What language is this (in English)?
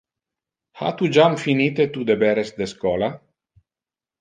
Interlingua